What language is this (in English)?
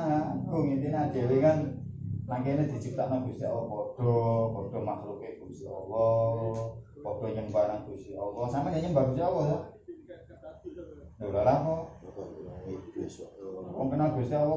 Indonesian